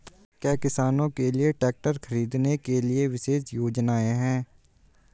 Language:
Hindi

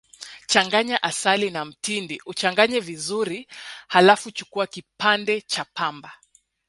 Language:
Swahili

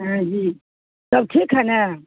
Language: Urdu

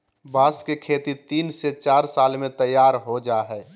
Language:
Magahi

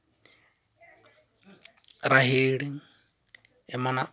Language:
Santali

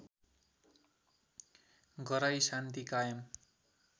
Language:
Nepali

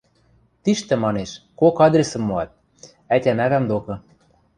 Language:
Western Mari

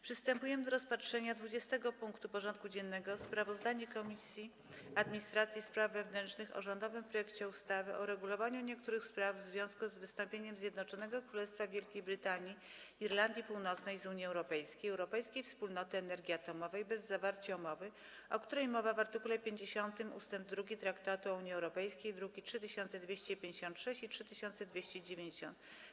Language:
Polish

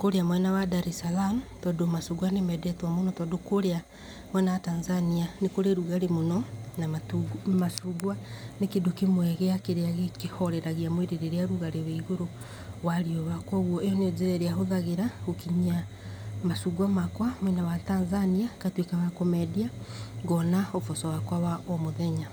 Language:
Kikuyu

